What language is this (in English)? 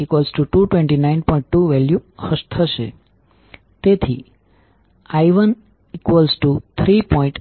Gujarati